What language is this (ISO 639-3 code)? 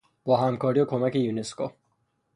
fas